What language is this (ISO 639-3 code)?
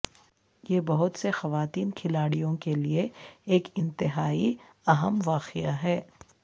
urd